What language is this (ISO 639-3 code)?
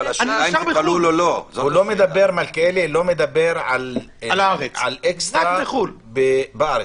heb